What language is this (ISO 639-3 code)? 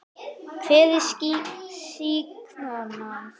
isl